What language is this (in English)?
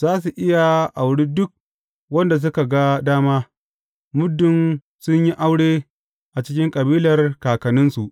Hausa